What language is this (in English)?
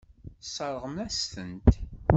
Kabyle